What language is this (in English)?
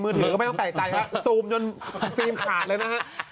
Thai